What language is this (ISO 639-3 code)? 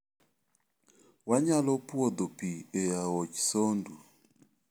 luo